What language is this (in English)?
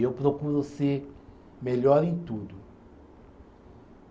Portuguese